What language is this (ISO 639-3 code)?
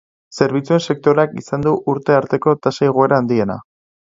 eus